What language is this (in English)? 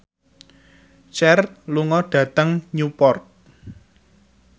Javanese